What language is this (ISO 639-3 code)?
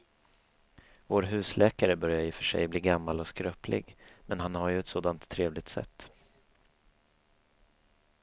swe